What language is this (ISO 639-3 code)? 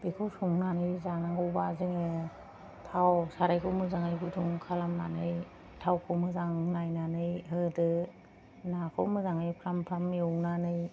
brx